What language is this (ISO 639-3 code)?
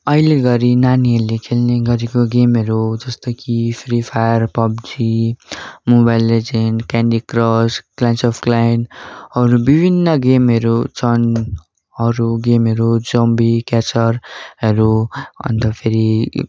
nep